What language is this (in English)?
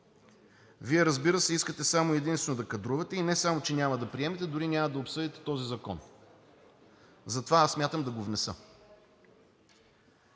Bulgarian